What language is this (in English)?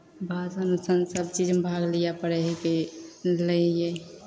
Maithili